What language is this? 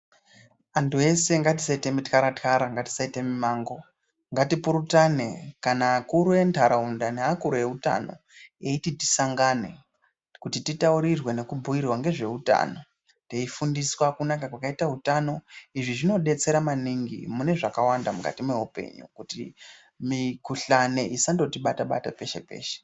Ndau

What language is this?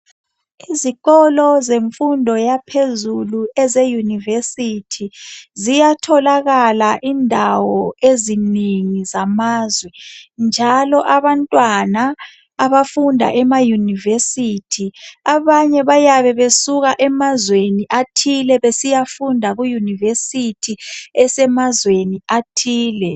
North Ndebele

